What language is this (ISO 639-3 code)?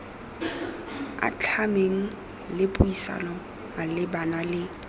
tsn